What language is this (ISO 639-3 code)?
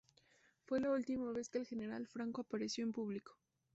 spa